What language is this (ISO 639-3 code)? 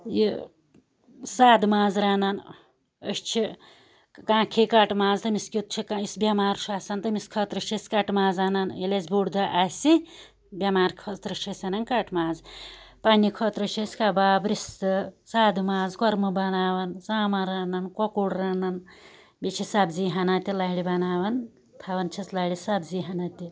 kas